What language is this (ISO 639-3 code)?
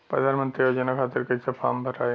bho